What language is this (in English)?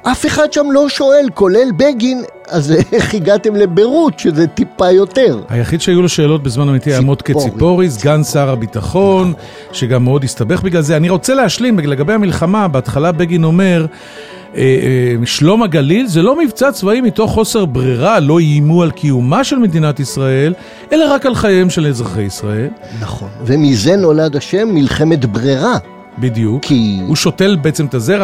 Hebrew